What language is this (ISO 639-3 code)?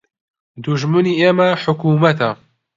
ckb